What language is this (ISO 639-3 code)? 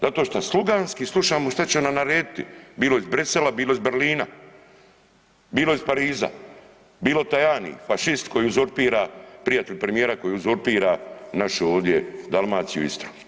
hrv